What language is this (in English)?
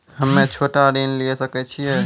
Maithili